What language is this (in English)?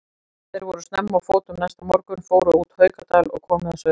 Icelandic